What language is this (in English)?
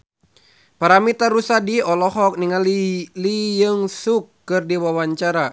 Sundanese